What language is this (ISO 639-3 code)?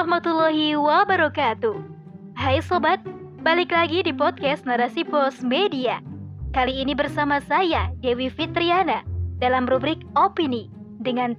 ind